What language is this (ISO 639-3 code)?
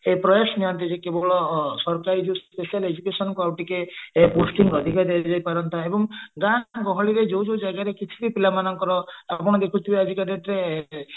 ori